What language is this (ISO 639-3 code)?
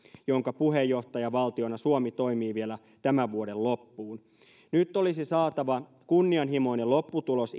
fin